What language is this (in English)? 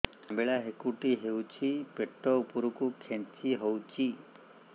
Odia